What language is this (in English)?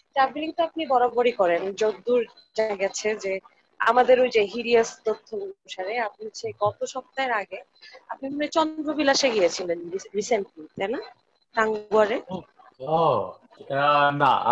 Bangla